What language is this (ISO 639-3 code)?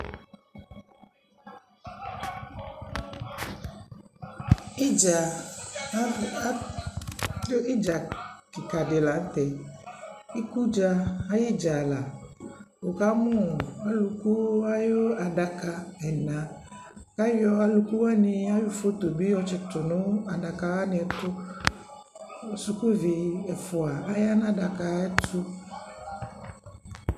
kpo